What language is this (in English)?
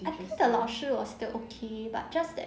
English